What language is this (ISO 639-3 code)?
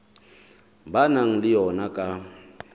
sot